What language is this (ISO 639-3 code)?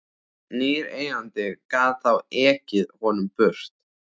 isl